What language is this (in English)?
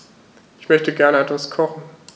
German